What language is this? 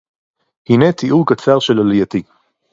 Hebrew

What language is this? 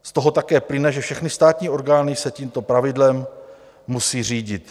Czech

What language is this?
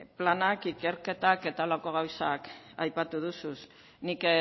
Basque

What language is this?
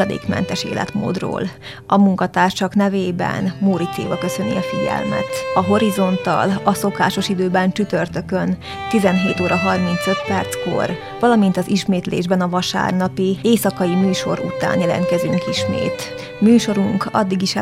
Hungarian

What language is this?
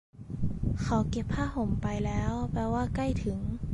Thai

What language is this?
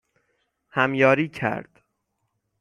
Persian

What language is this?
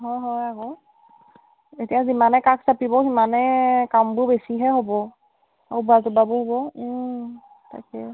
Assamese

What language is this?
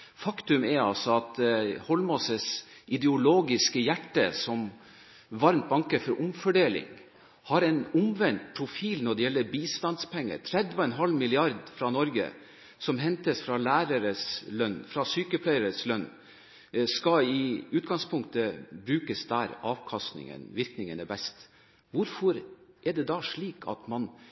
Norwegian Bokmål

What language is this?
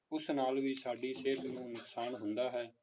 Punjabi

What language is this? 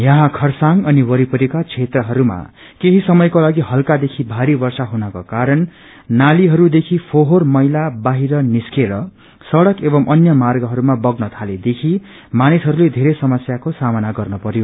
Nepali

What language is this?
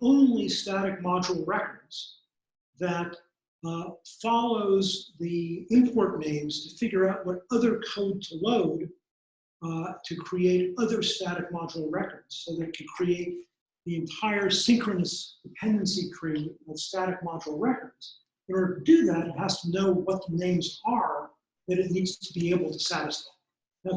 English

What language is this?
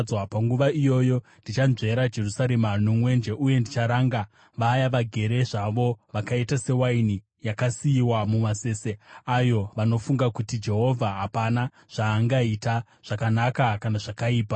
Shona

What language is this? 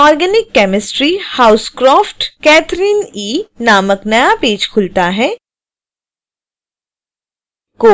Hindi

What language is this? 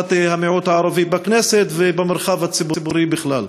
Hebrew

